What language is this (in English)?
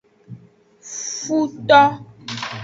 Aja (Benin)